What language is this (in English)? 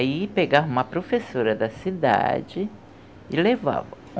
Portuguese